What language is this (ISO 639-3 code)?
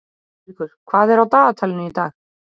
isl